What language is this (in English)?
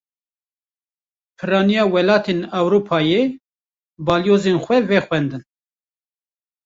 Kurdish